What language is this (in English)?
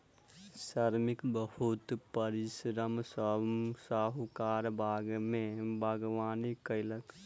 Maithili